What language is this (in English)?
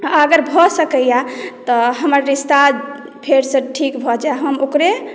Maithili